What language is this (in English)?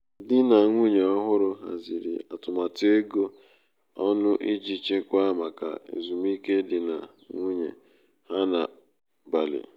Igbo